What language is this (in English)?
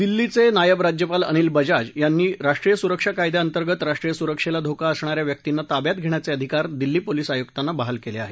Marathi